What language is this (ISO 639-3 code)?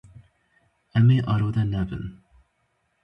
kur